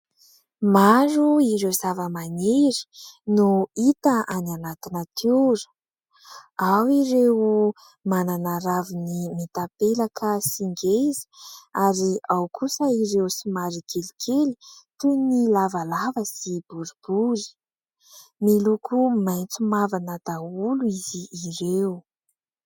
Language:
Malagasy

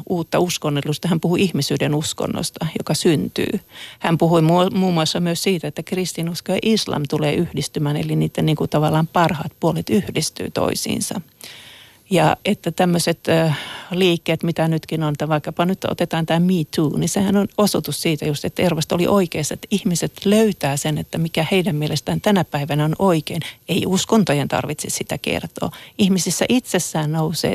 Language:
Finnish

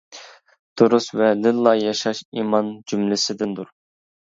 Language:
Uyghur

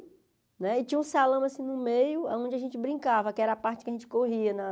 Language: Portuguese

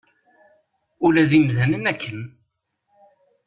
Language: Kabyle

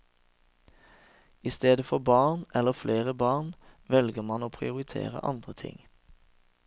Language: Norwegian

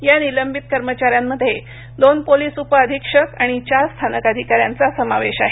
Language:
Marathi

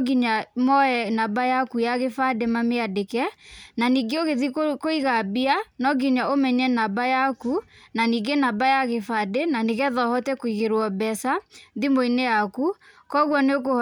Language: Kikuyu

